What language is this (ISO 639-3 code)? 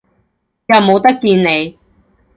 yue